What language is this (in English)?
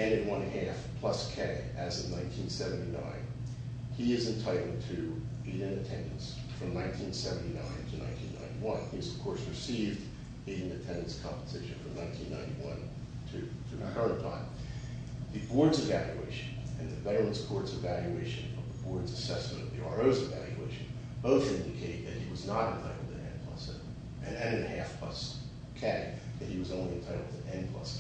English